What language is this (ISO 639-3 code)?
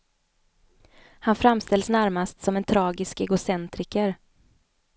swe